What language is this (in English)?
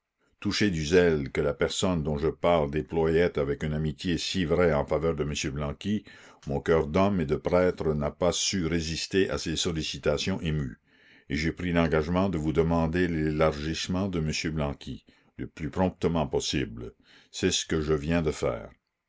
French